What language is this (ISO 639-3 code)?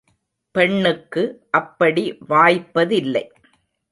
tam